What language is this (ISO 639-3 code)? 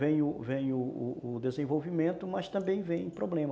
por